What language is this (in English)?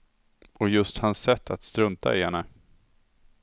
Swedish